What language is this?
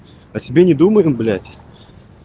Russian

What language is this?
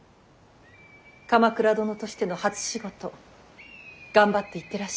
Japanese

